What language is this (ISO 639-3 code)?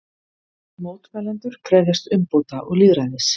isl